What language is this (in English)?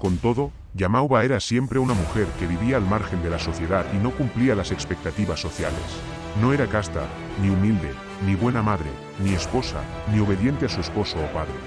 Spanish